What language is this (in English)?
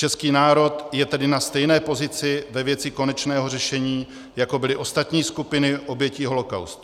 Czech